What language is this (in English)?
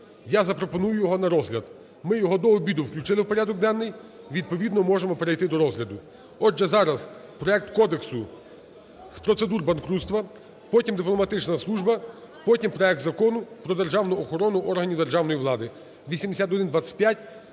Ukrainian